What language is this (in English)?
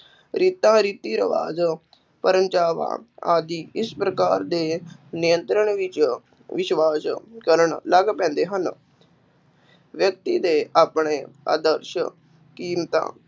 Punjabi